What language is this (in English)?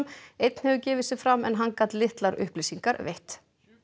Icelandic